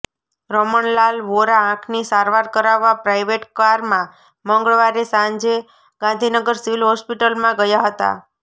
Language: Gujarati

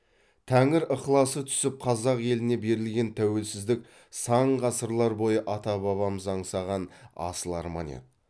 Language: Kazakh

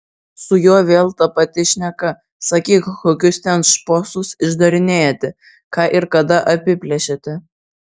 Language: Lithuanian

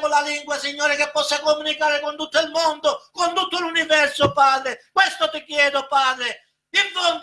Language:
Italian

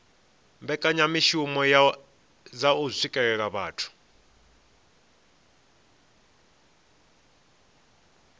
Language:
Venda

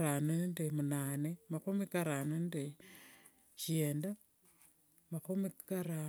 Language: Wanga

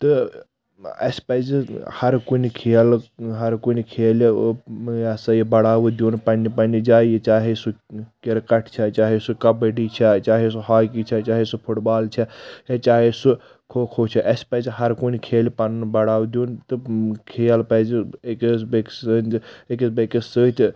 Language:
Kashmiri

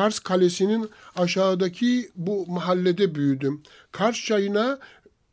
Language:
Turkish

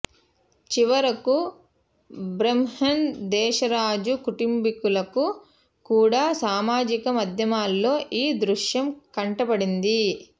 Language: Telugu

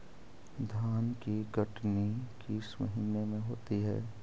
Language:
Magahi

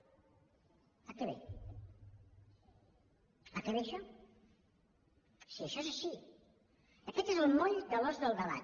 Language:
Catalan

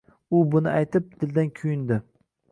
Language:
Uzbek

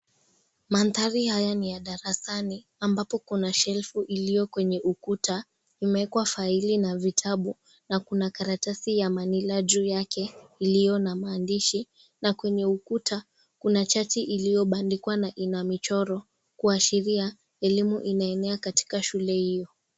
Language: Swahili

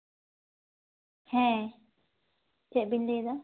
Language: Santali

